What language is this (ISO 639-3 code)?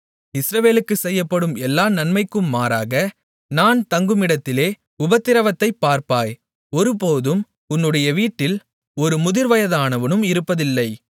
tam